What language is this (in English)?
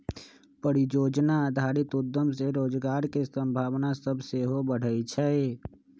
Magahi